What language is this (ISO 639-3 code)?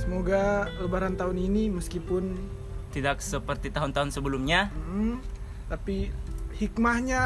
ind